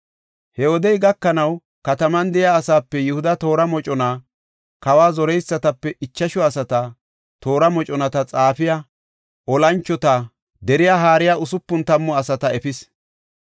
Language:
Gofa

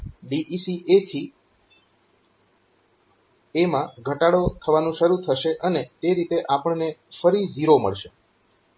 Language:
Gujarati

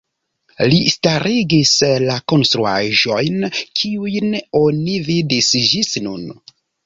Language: Esperanto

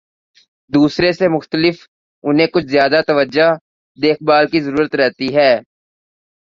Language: Urdu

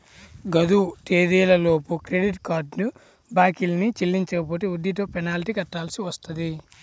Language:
Telugu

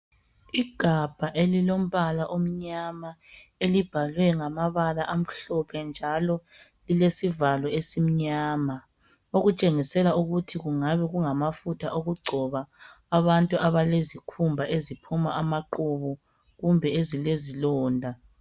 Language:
North Ndebele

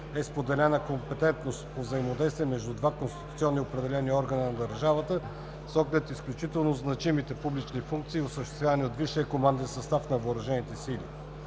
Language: Bulgarian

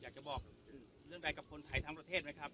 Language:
Thai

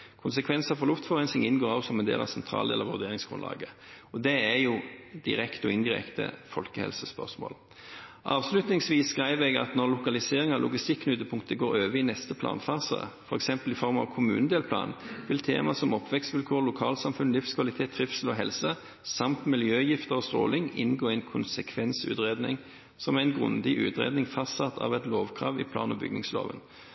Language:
Norwegian Nynorsk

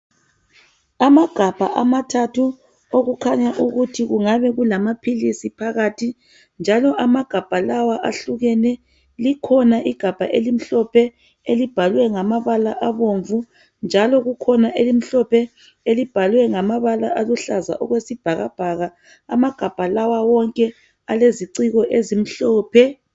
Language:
North Ndebele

